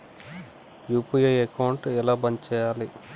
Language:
Telugu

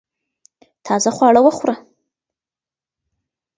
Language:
Pashto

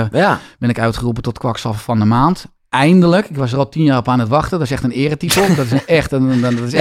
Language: Dutch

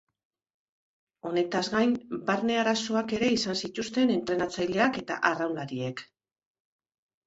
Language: Basque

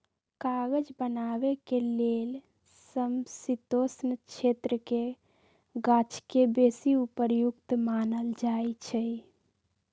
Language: Magahi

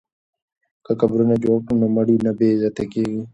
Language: Pashto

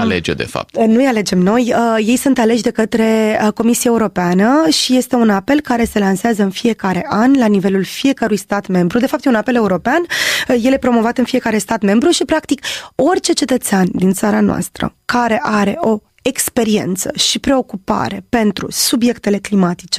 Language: Romanian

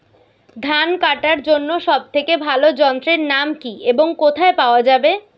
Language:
Bangla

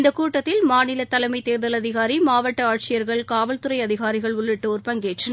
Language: Tamil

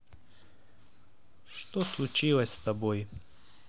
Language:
Russian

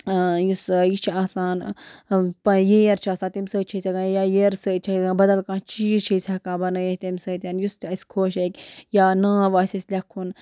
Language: Kashmiri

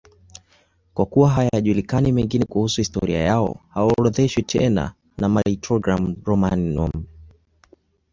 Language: Swahili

